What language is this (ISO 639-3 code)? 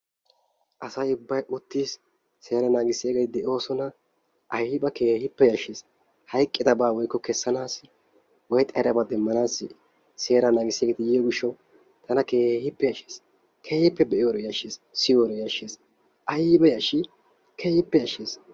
wal